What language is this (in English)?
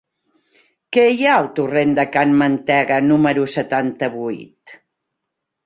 Catalan